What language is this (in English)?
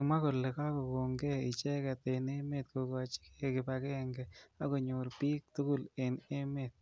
Kalenjin